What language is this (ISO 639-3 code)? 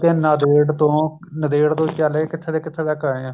pan